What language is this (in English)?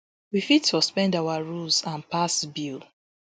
Nigerian Pidgin